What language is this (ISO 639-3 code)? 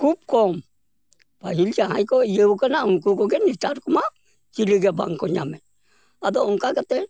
sat